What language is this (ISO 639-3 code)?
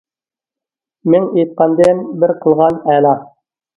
uig